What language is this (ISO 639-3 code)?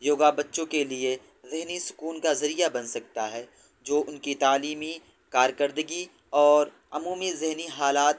urd